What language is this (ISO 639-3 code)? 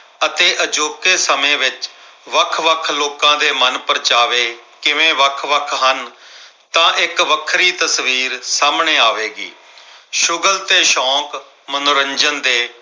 pan